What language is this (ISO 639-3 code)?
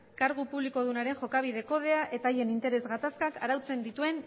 eus